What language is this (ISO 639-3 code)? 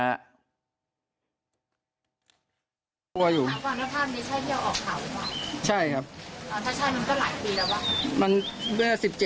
tha